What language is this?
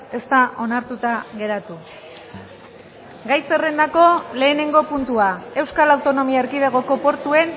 Basque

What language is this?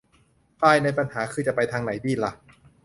Thai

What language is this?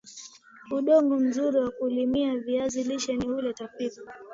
Swahili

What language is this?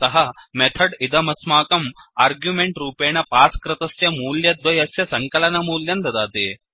Sanskrit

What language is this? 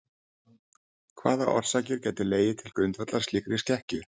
Icelandic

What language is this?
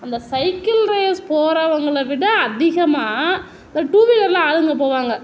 Tamil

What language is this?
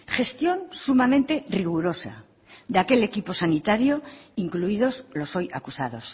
Spanish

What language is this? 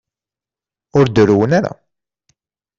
Kabyle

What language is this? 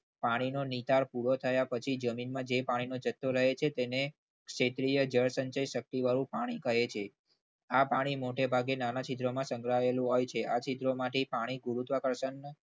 Gujarati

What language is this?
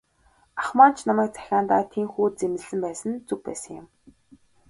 Mongolian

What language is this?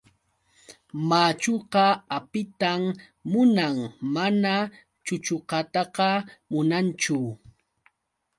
Yauyos Quechua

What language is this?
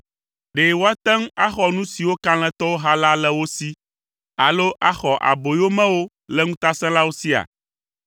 Ewe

